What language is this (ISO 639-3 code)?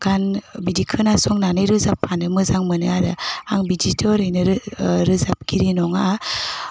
brx